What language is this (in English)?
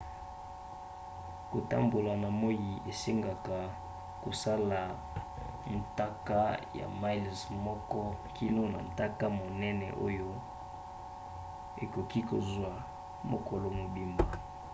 Lingala